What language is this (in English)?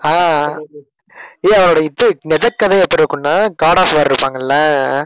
Tamil